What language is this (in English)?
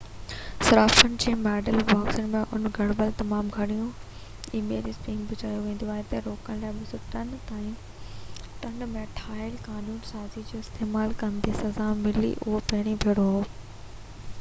Sindhi